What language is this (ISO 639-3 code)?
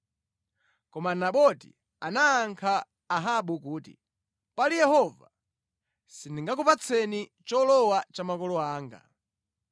nya